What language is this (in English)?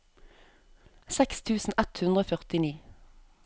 Norwegian